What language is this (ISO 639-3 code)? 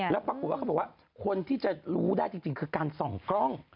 tha